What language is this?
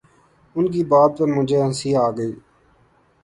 Urdu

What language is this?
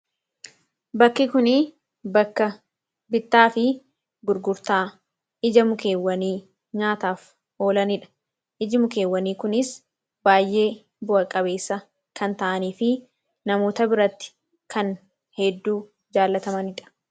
Oromo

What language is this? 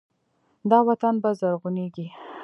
Pashto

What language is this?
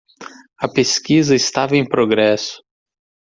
Portuguese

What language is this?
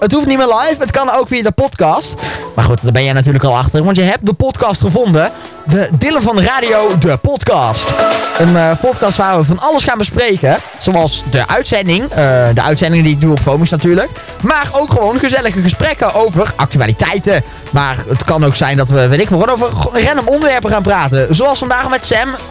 Dutch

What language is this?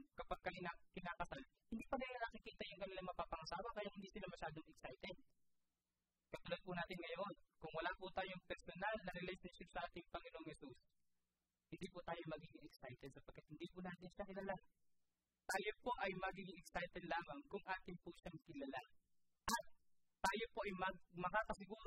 Filipino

